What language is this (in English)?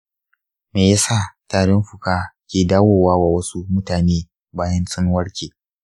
Hausa